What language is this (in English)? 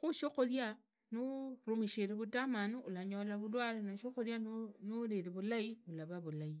Idakho-Isukha-Tiriki